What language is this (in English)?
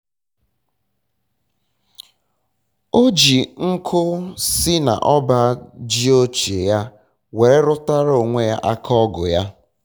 Igbo